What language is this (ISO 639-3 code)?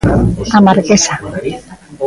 glg